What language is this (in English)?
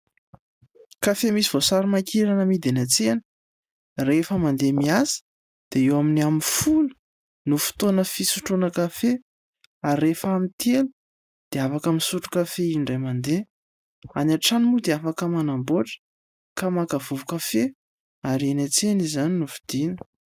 Malagasy